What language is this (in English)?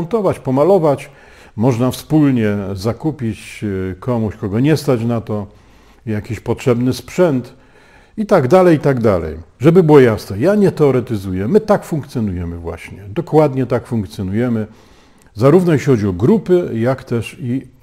Polish